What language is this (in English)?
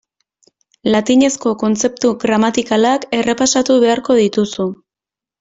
Basque